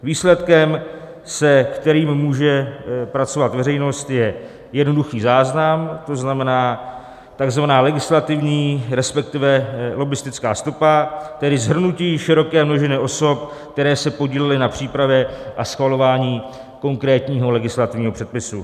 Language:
Czech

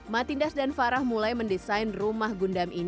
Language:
Indonesian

